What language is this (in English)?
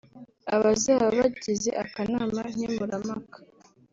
Kinyarwanda